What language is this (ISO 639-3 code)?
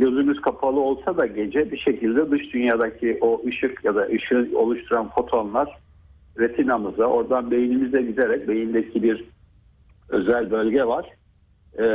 tur